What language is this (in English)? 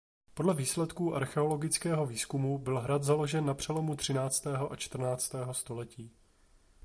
Czech